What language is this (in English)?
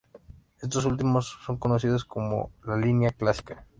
Spanish